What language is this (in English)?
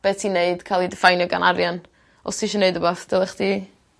Welsh